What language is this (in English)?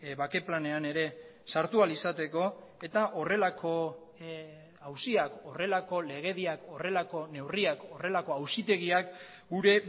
Basque